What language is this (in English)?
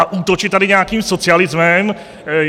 Czech